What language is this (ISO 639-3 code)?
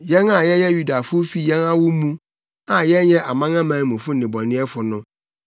aka